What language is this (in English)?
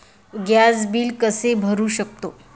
Marathi